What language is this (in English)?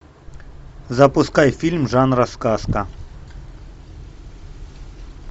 Russian